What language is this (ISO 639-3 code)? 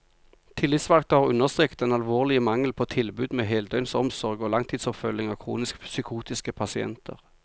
nor